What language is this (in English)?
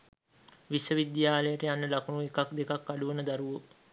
Sinhala